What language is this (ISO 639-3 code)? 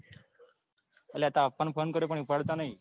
guj